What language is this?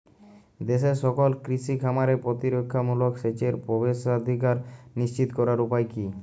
Bangla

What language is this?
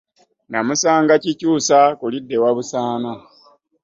Ganda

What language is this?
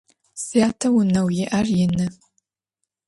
Adyghe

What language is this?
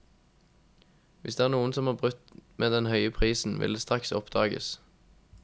Norwegian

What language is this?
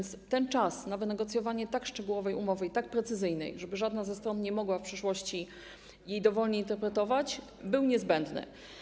Polish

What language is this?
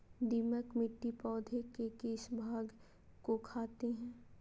Magahi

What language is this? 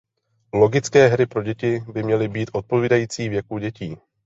Czech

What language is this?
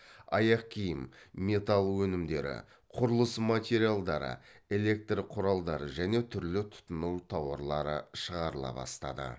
Kazakh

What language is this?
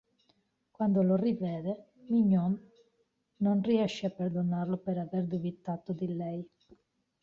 Italian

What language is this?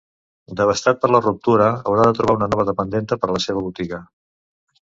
Catalan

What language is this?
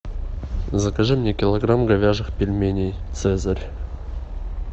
Russian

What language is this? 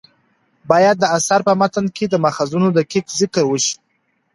Pashto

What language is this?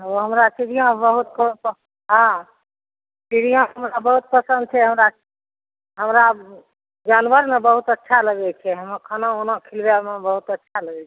Maithili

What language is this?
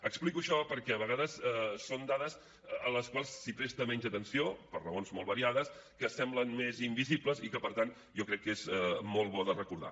Catalan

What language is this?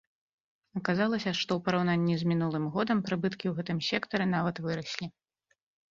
Belarusian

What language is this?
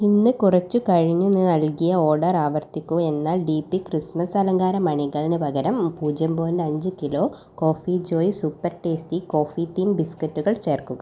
Malayalam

